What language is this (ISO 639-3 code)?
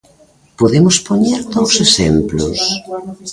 glg